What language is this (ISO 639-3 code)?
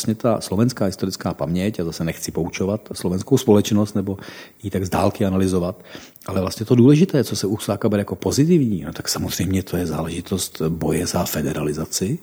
ces